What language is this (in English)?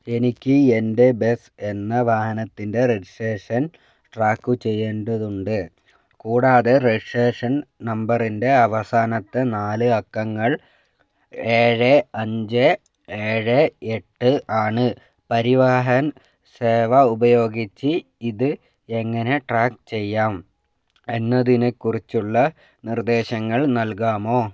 Malayalam